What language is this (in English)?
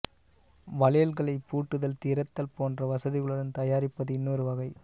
Tamil